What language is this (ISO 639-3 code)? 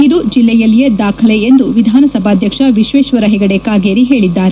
kan